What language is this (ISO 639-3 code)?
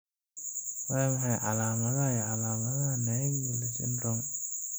som